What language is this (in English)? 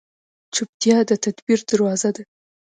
Pashto